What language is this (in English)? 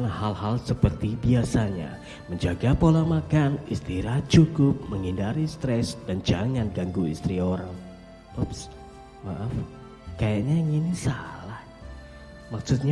Indonesian